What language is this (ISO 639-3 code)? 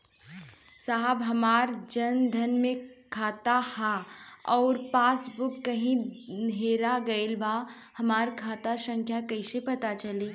bho